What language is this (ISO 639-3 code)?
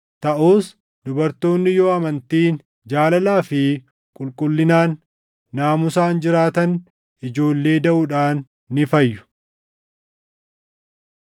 orm